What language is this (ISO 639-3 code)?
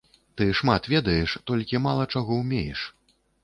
bel